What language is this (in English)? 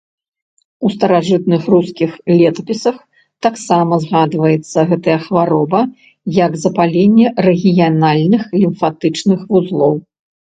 Belarusian